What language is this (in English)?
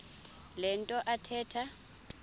Xhosa